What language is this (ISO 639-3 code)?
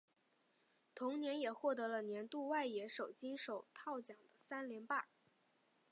zho